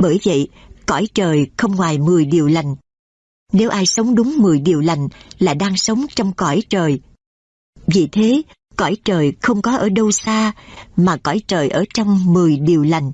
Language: Vietnamese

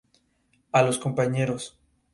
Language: Spanish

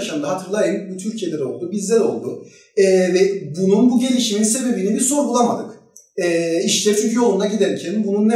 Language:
Turkish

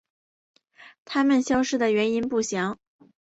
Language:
Chinese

